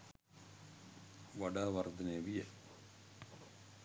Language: Sinhala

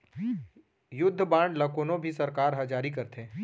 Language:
Chhattisgarhi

